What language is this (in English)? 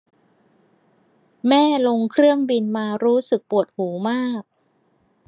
Thai